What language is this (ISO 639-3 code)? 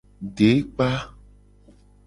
gej